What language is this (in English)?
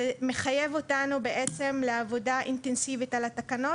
Hebrew